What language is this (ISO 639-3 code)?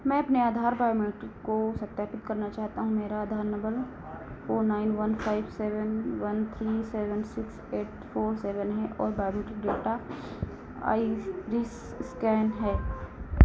hin